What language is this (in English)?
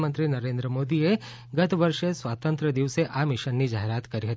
Gujarati